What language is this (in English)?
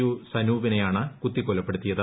Malayalam